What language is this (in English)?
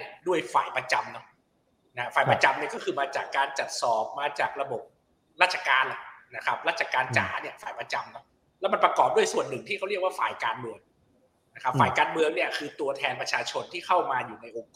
Thai